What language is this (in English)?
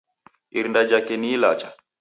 Taita